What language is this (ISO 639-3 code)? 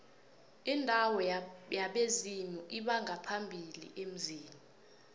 nbl